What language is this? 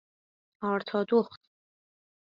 Persian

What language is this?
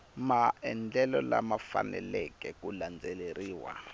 Tsonga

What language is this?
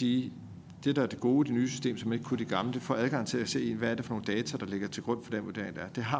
Danish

